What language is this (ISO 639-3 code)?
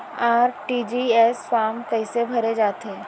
hne